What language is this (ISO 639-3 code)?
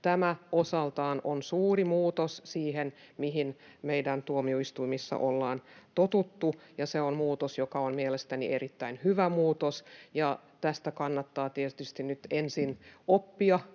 fin